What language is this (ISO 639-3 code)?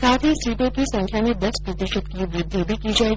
hin